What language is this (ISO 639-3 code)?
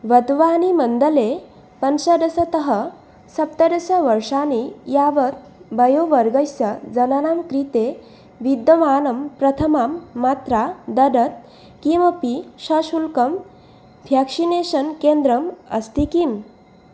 san